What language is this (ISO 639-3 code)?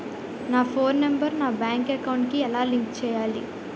tel